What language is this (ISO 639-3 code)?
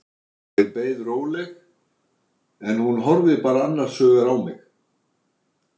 isl